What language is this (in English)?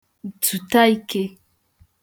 Igbo